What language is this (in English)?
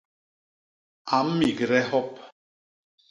Basaa